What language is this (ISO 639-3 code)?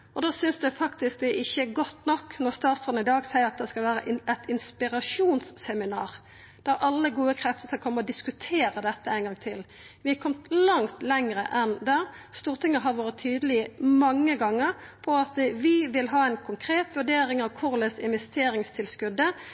nno